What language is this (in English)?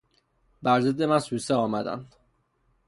Persian